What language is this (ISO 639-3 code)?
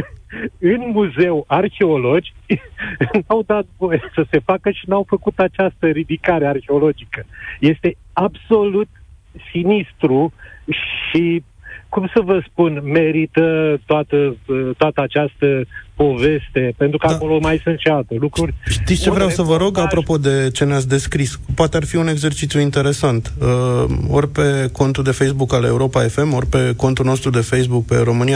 ron